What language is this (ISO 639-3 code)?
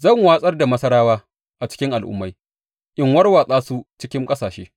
hau